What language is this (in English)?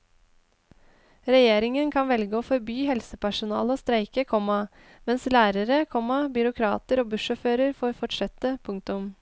Norwegian